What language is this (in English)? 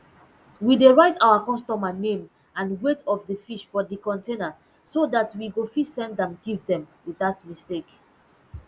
Nigerian Pidgin